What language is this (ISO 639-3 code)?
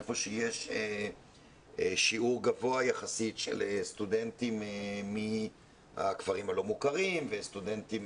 heb